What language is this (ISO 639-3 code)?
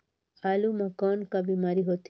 hne